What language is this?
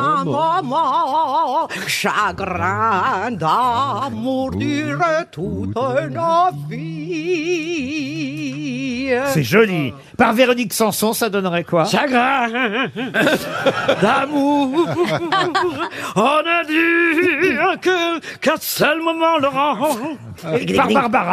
French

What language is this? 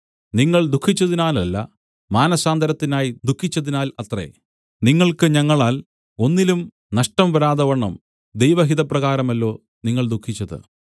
Malayalam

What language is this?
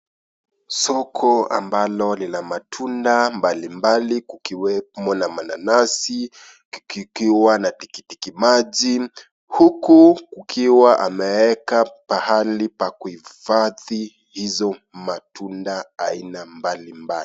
Swahili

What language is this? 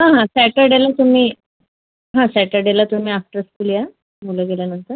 Marathi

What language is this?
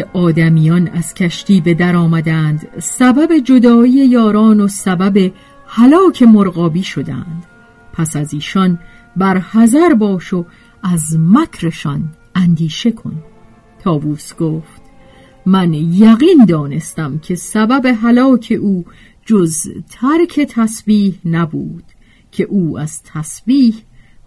Persian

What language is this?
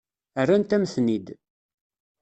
Kabyle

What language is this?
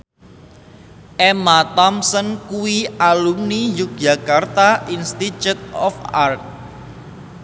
Javanese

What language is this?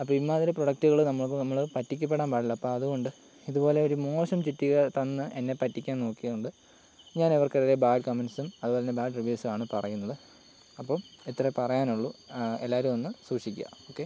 Malayalam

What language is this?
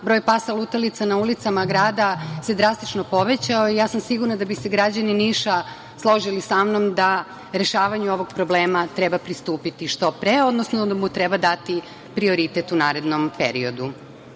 Serbian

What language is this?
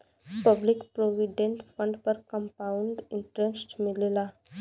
Bhojpuri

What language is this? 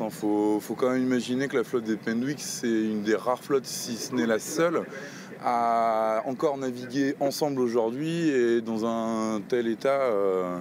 French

